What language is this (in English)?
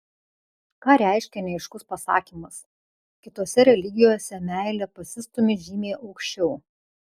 Lithuanian